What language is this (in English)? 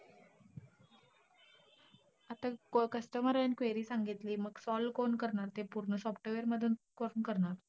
Marathi